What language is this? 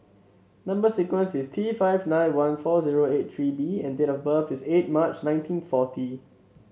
English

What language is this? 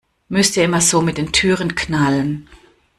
German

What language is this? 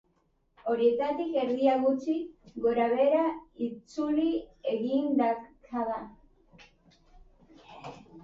Basque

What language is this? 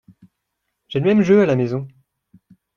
French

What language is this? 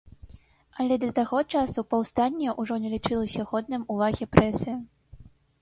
Belarusian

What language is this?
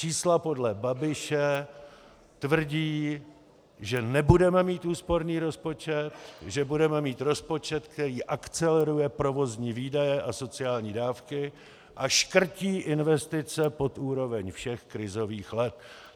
Czech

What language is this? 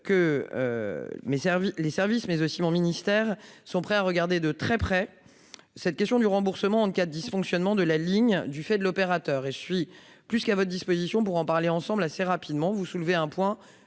French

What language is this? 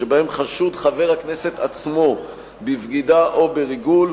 Hebrew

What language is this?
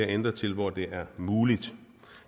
Danish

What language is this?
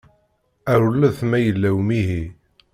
Kabyle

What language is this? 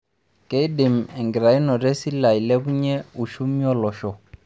Masai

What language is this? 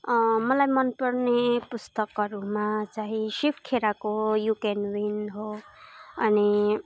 Nepali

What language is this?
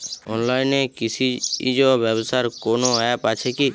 Bangla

